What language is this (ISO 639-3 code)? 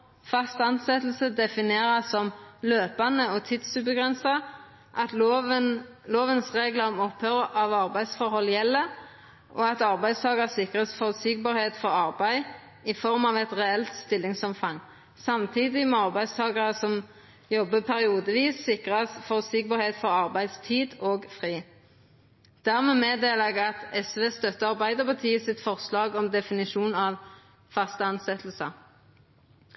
nno